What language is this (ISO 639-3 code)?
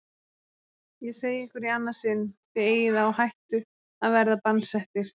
isl